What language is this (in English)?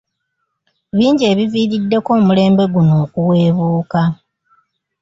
Ganda